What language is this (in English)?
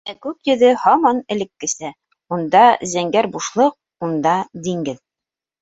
Bashkir